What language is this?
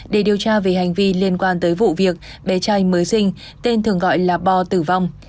Vietnamese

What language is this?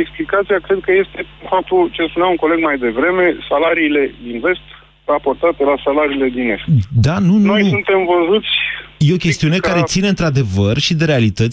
Romanian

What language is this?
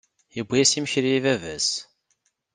Kabyle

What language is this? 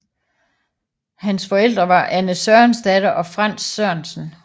Danish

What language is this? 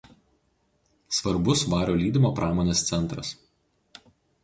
Lithuanian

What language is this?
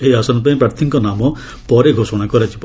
Odia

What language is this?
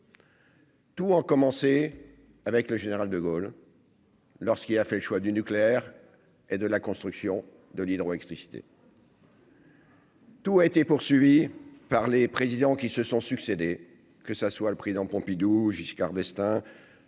French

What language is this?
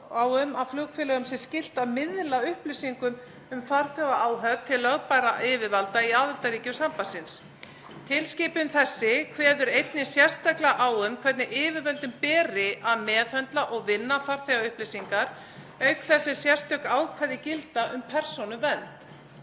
Icelandic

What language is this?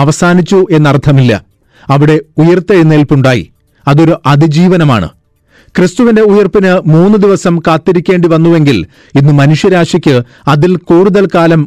Malayalam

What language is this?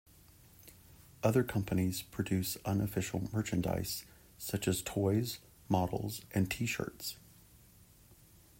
English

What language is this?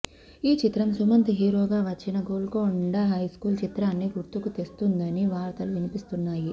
Telugu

